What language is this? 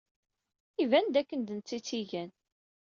Kabyle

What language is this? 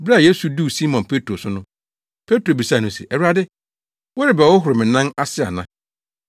Akan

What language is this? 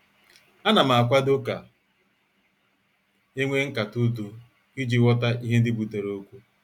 Igbo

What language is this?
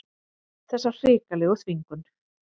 Icelandic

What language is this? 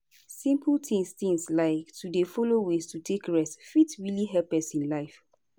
Nigerian Pidgin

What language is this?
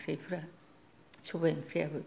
Bodo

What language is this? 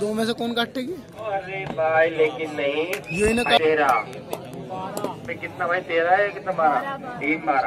Hindi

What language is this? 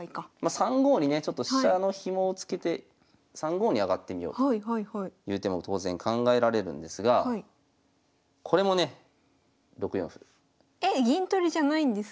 Japanese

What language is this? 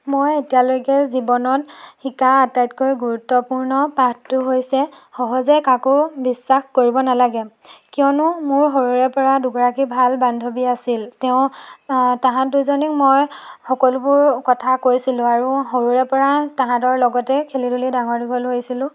Assamese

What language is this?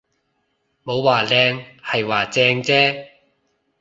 Cantonese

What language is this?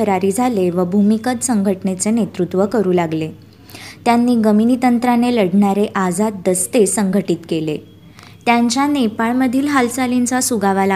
Marathi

